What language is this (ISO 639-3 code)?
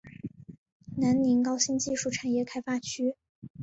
zho